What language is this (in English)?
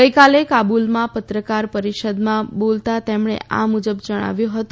Gujarati